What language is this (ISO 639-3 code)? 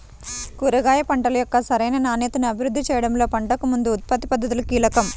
tel